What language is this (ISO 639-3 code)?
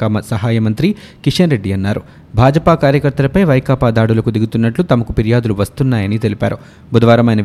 tel